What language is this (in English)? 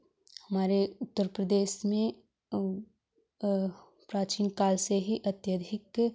Hindi